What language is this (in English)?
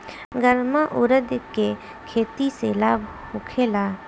Bhojpuri